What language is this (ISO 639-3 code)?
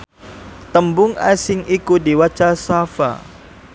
jav